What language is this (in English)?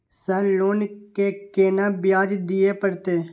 Maithili